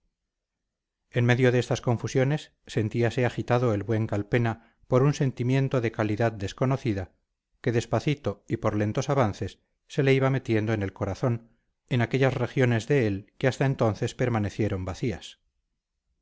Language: Spanish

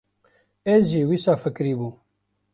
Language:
Kurdish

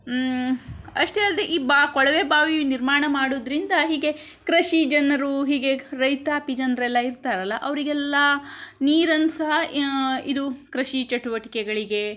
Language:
Kannada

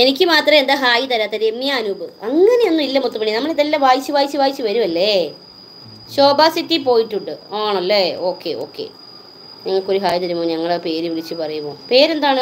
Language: Malayalam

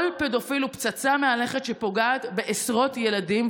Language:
Hebrew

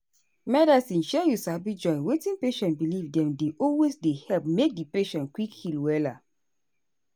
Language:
Nigerian Pidgin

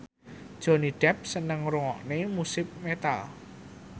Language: Javanese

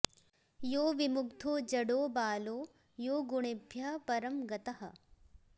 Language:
Sanskrit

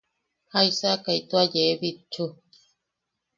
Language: Yaqui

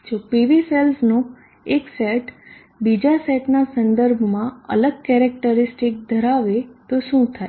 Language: Gujarati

